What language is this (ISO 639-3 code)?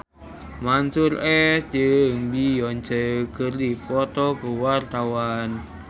sun